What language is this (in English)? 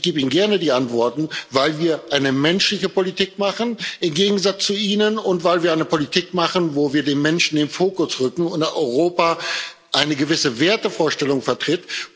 German